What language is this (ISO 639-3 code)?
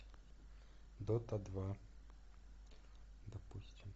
rus